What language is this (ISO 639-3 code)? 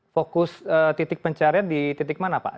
ind